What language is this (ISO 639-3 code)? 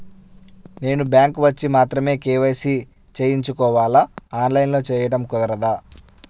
tel